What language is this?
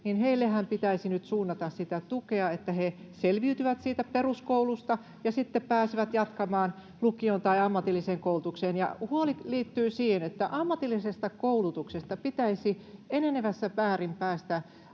Finnish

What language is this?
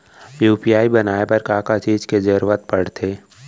Chhattisgarhi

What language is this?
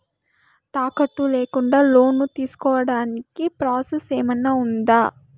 Telugu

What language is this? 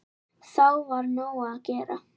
Icelandic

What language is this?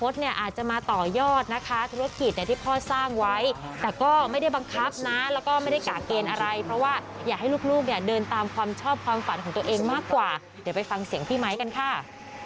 Thai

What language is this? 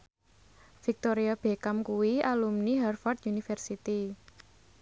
Javanese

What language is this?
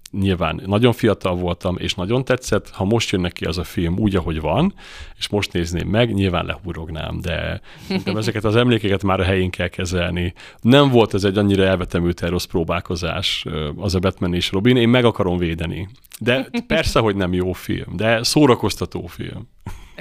Hungarian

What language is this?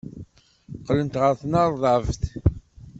Kabyle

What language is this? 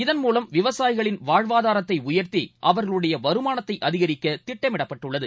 Tamil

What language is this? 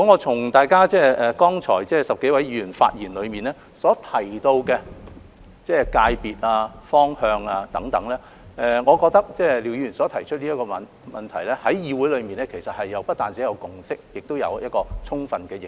Cantonese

